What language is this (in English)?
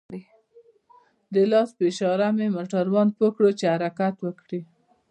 Pashto